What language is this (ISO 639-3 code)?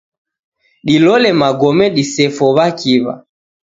dav